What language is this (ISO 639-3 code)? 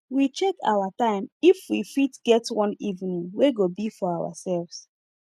pcm